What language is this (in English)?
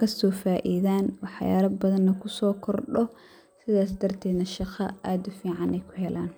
Somali